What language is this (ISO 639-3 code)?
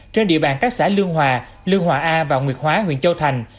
vie